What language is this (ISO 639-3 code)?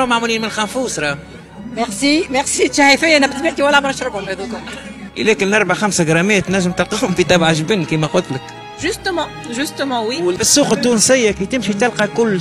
ara